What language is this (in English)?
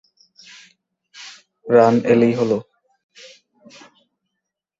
Bangla